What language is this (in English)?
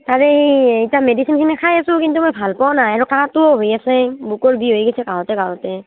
Assamese